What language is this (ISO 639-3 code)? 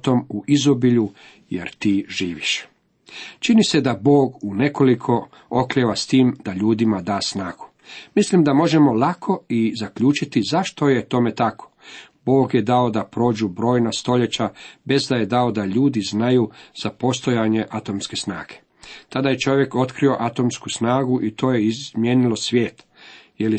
hrv